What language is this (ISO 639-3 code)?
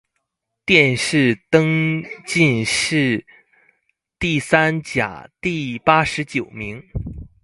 zho